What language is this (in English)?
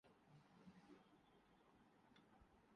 Urdu